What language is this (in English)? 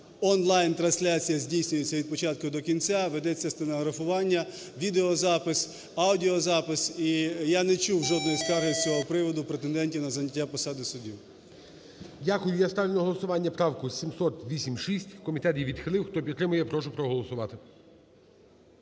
Ukrainian